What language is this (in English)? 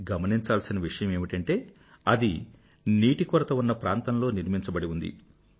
Telugu